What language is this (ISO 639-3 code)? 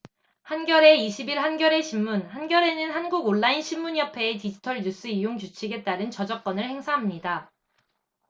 kor